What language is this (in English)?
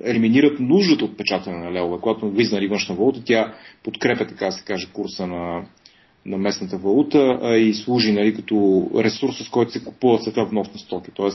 Bulgarian